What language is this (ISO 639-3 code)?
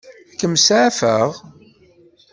kab